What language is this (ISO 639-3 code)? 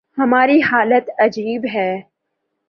urd